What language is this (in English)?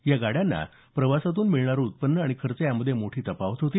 Marathi